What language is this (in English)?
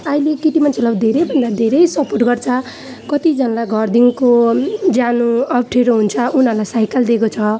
Nepali